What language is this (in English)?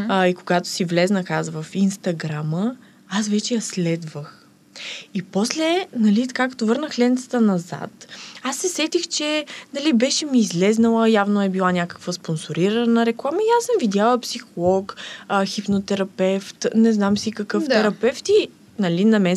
Bulgarian